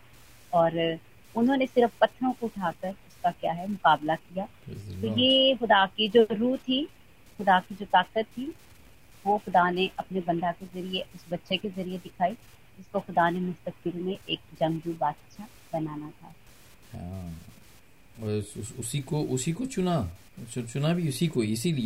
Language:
Hindi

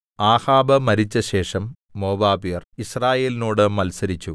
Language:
Malayalam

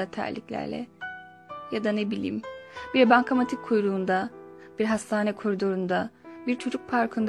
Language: Turkish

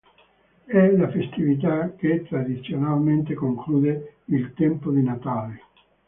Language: Italian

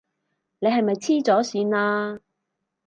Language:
Cantonese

